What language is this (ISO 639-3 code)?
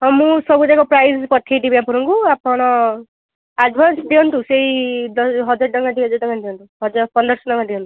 ori